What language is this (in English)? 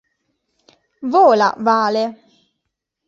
Italian